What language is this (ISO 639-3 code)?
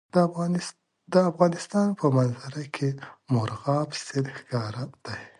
pus